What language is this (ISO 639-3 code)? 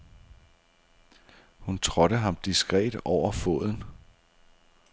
dan